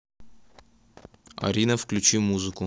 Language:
Russian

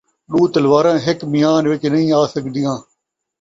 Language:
Saraiki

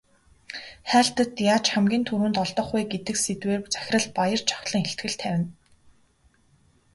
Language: Mongolian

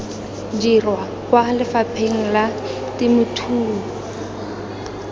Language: Tswana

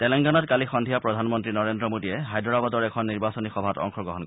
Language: Assamese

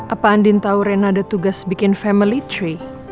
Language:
Indonesian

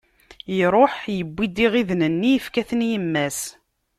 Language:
Kabyle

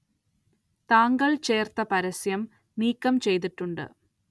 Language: Malayalam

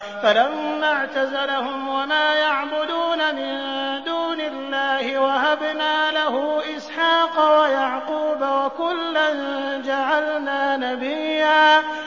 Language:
Arabic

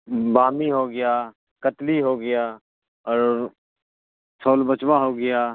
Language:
Urdu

